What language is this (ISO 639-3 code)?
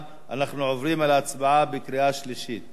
heb